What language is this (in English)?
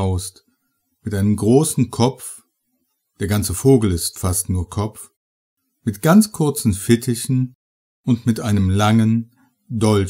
German